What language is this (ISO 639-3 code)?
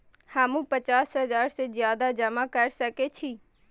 mai